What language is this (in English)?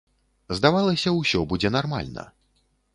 Belarusian